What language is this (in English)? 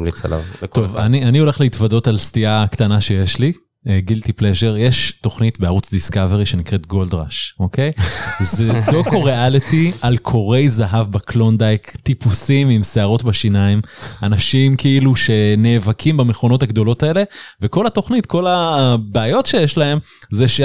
Hebrew